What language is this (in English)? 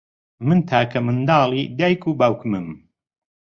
Central Kurdish